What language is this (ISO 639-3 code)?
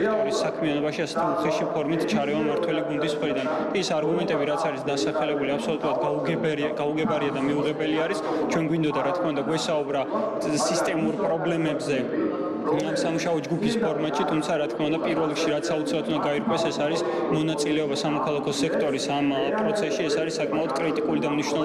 ron